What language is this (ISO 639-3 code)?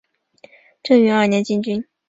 zho